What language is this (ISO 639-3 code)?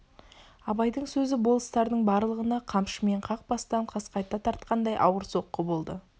kaz